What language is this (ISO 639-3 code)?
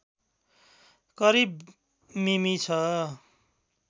nep